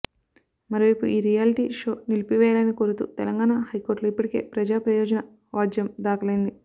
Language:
Telugu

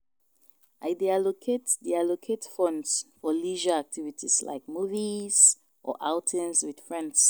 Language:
Nigerian Pidgin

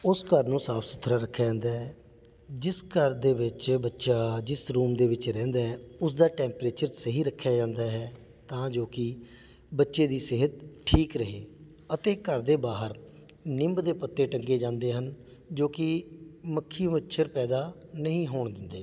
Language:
Punjabi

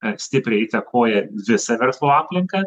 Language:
Lithuanian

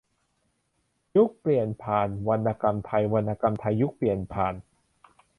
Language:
Thai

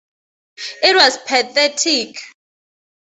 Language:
English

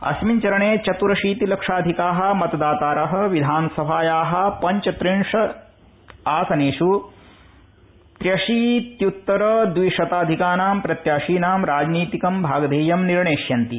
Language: Sanskrit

